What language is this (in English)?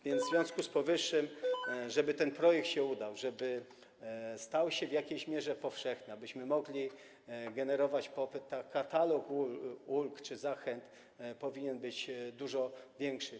Polish